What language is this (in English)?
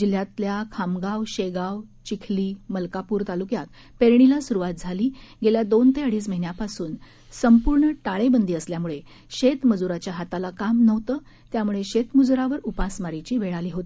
Marathi